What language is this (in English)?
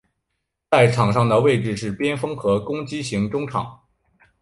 Chinese